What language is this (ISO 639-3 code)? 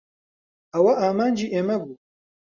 ckb